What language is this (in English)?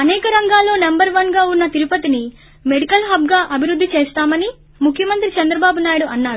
Telugu